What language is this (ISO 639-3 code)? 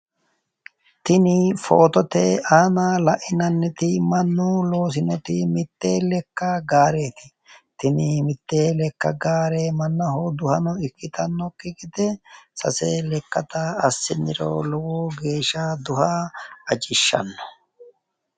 sid